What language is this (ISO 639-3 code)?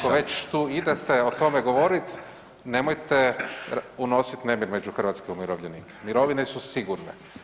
hrv